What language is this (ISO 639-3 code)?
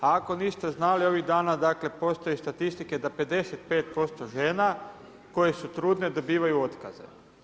hrv